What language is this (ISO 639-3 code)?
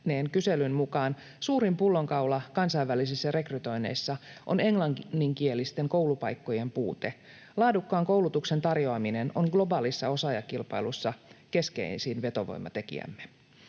fin